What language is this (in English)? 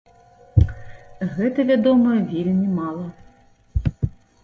Belarusian